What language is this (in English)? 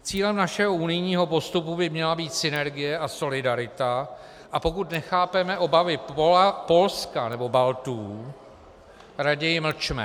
Czech